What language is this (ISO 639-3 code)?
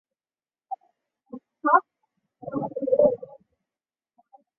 zho